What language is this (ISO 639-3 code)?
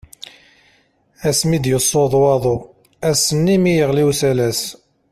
kab